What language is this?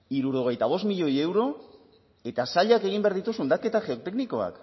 Basque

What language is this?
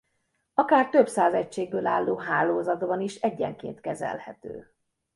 Hungarian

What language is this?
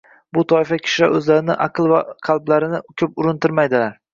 Uzbek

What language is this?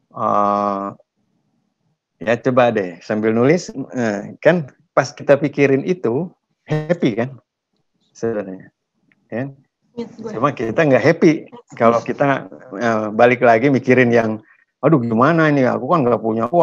Indonesian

